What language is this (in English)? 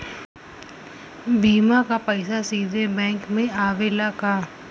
Bhojpuri